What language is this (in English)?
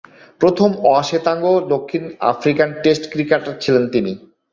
Bangla